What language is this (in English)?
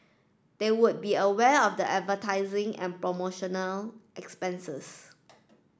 English